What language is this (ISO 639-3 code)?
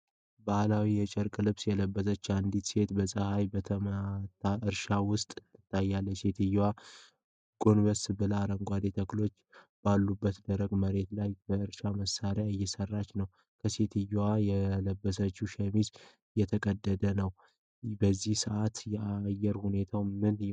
amh